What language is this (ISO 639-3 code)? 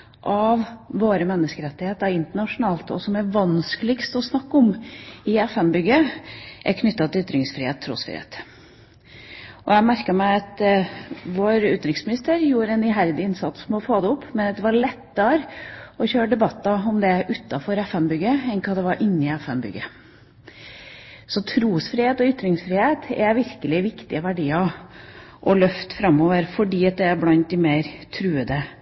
nob